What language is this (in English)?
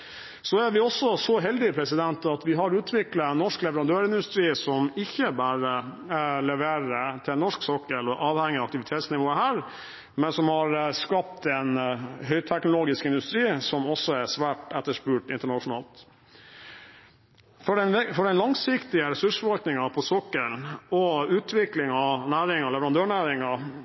Norwegian Bokmål